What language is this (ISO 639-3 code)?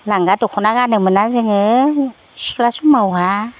brx